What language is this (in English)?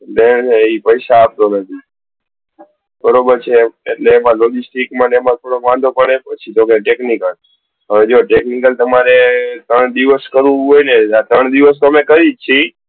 Gujarati